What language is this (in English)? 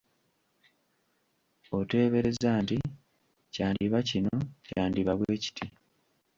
Ganda